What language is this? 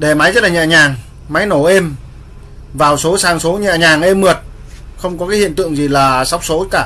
Vietnamese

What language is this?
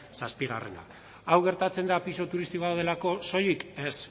Basque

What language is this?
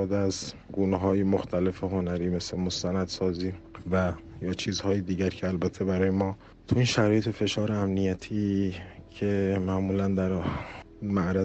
Persian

